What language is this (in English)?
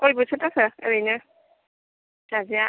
Bodo